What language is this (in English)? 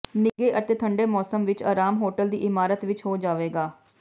Punjabi